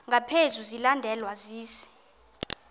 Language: Xhosa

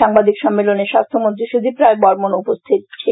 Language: Bangla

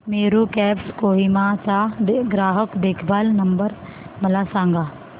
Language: Marathi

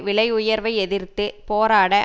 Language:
Tamil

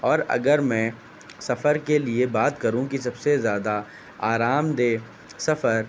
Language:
Urdu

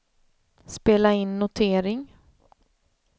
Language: Swedish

